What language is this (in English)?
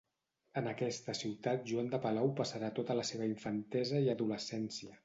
Catalan